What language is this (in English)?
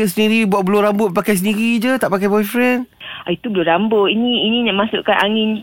Malay